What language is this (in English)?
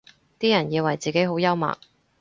Cantonese